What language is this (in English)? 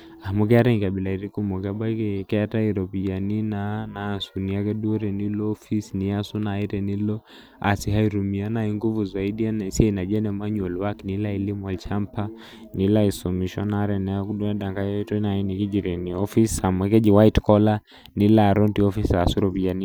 Masai